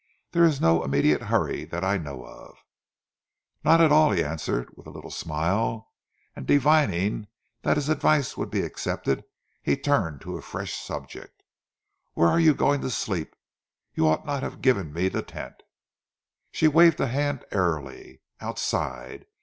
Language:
English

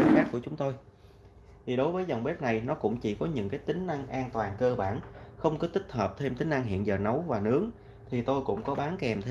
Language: Vietnamese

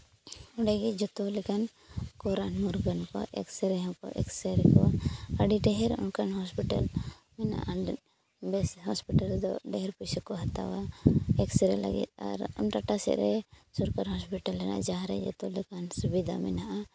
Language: Santali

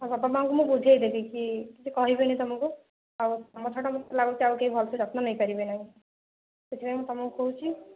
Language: Odia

